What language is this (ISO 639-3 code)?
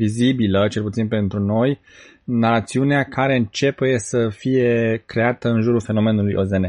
ron